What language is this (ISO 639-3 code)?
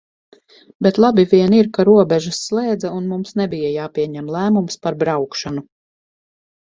lav